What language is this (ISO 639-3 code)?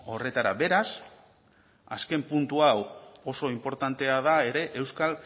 eus